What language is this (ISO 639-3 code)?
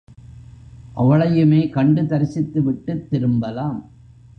tam